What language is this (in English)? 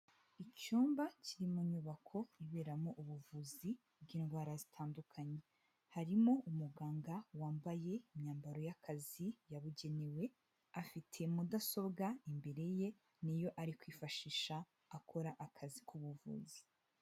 Kinyarwanda